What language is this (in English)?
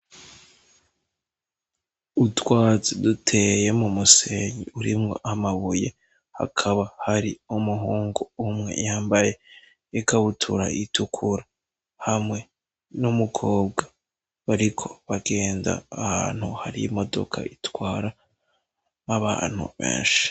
Rundi